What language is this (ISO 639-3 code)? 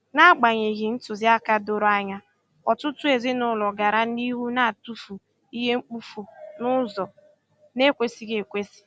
ibo